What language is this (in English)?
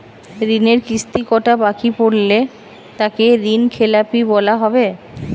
Bangla